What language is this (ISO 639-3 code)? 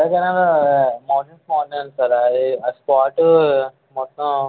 tel